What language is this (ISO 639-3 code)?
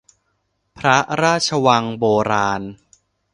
tha